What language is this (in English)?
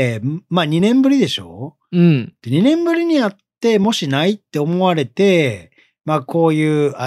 Japanese